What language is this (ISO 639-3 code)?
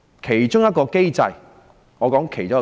yue